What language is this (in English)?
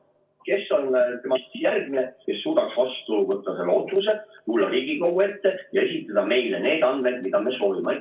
Estonian